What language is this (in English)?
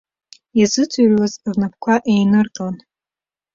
Abkhazian